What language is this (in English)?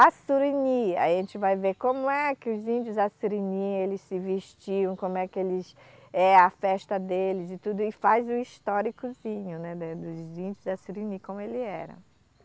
Portuguese